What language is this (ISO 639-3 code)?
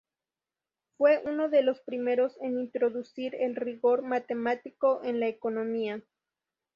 spa